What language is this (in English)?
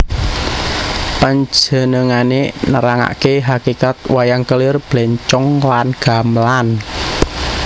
Javanese